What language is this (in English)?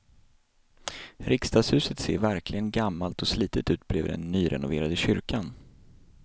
Swedish